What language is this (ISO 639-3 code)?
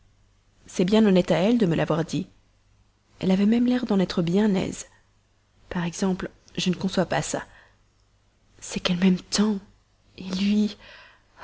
fra